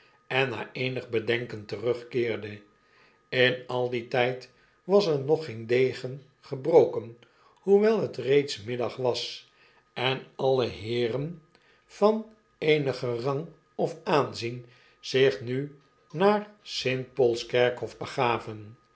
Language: Dutch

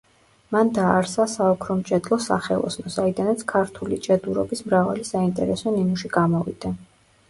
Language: Georgian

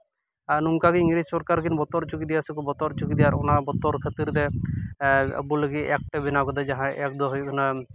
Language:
Santali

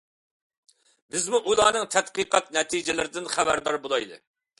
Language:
Uyghur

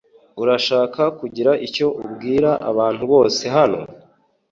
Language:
Kinyarwanda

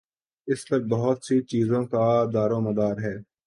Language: Urdu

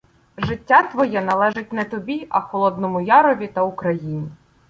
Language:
Ukrainian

